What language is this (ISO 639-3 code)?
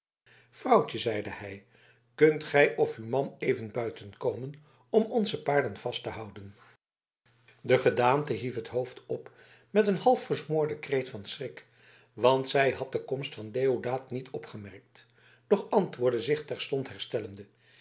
nld